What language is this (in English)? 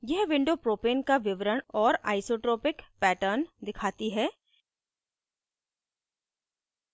Hindi